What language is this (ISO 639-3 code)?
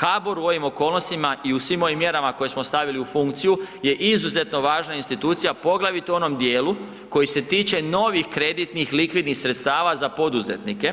hrv